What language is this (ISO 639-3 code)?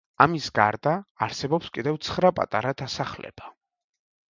kat